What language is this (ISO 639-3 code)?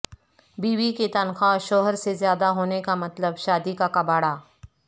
urd